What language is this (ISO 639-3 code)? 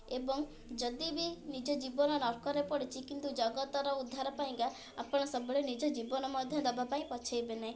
ori